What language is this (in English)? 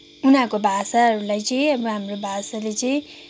Nepali